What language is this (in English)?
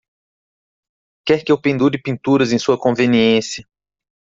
Portuguese